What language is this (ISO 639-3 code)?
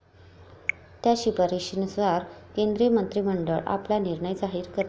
mar